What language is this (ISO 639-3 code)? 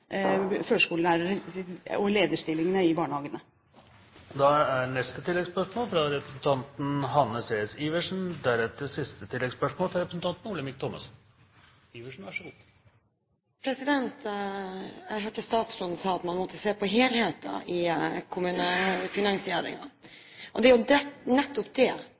nor